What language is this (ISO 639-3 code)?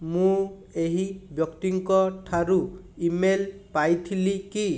ori